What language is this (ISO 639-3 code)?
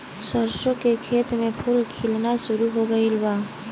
bho